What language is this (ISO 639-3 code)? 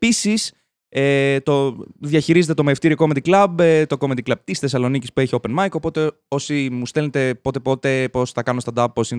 ell